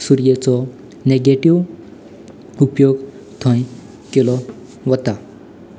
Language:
Konkani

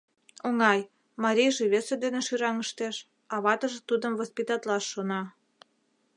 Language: Mari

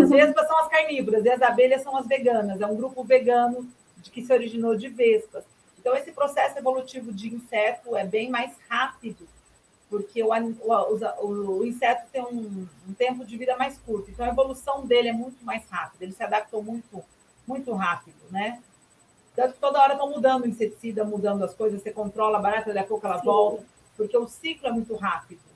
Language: Portuguese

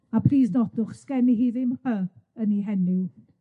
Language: Welsh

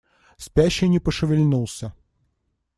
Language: Russian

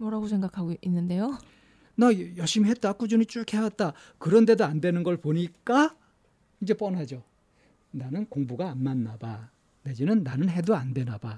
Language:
Korean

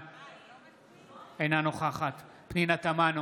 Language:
Hebrew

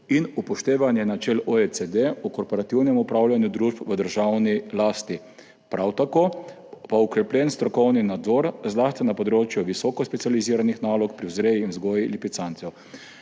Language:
Slovenian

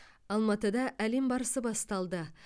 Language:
Kazakh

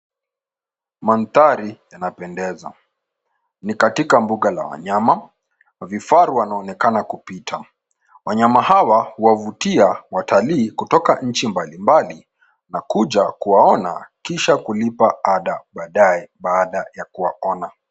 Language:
Swahili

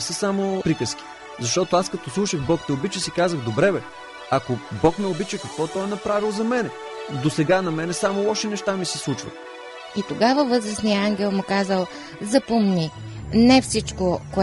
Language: Bulgarian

